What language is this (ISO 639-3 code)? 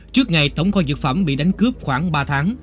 vie